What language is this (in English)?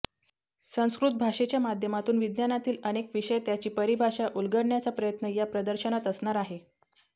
Marathi